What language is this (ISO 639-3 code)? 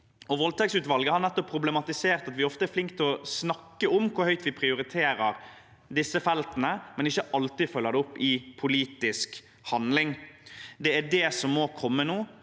nor